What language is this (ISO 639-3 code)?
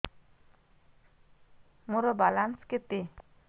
ori